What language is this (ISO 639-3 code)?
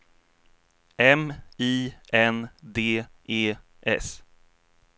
swe